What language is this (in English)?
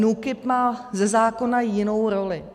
Czech